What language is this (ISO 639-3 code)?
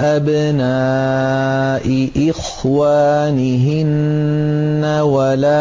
ara